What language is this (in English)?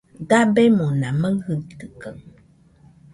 Nüpode Huitoto